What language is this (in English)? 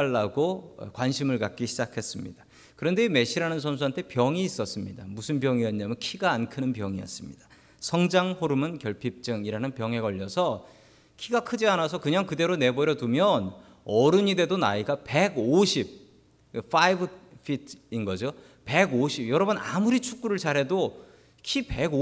Korean